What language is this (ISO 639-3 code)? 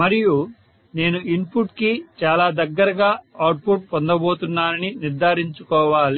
tel